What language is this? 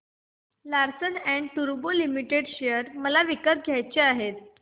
Marathi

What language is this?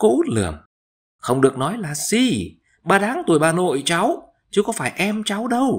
Vietnamese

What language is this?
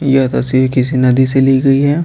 Hindi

